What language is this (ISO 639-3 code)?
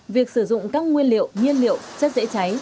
vie